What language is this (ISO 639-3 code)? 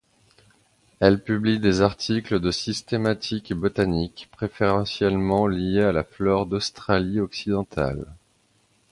fra